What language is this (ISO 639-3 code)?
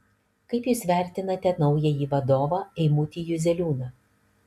lit